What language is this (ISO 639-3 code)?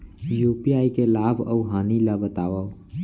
hne